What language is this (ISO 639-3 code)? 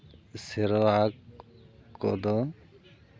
sat